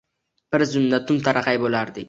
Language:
Uzbek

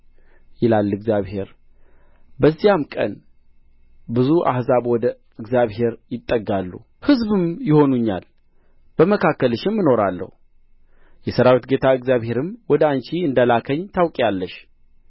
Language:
Amharic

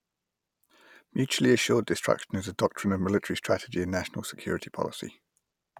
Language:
English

